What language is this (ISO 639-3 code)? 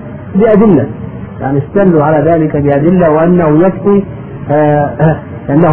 ara